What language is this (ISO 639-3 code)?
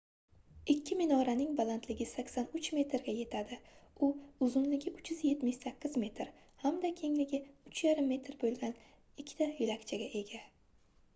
uzb